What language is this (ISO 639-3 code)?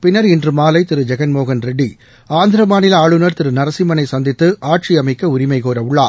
tam